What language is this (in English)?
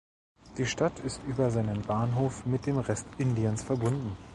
German